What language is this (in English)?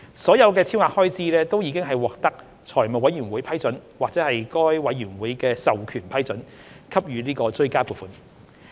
Cantonese